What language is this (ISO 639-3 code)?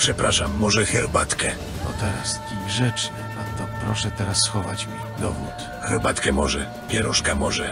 pol